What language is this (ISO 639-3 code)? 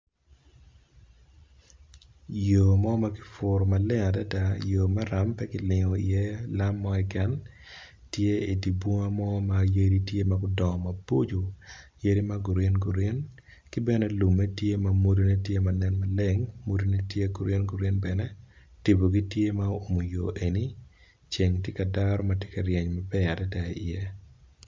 ach